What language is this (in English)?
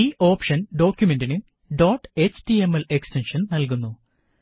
Malayalam